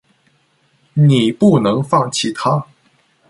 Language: Chinese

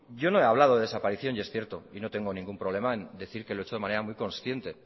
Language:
Spanish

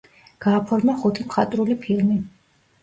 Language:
Georgian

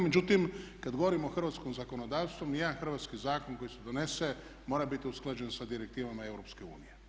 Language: Croatian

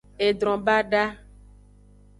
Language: Aja (Benin)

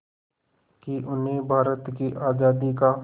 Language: Hindi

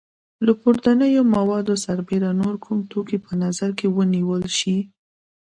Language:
Pashto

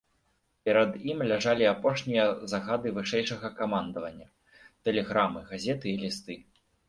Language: Belarusian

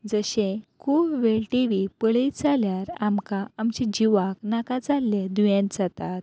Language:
Konkani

